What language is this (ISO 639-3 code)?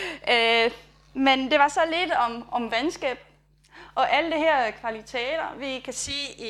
dan